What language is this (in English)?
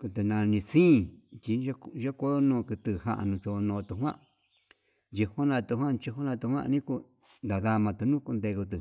Yutanduchi Mixtec